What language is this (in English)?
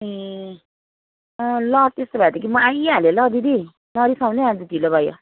Nepali